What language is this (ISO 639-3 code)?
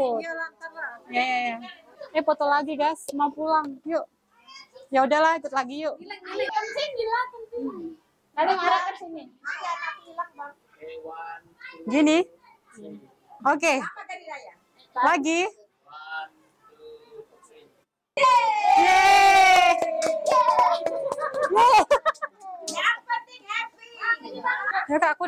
ind